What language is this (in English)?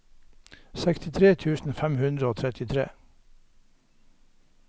Norwegian